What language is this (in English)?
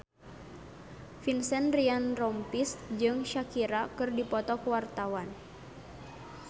Sundanese